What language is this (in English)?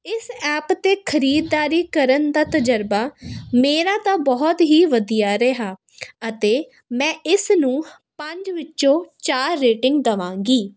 Punjabi